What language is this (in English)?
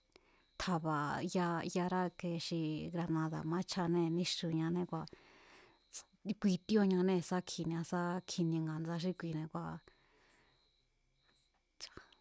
Mazatlán Mazatec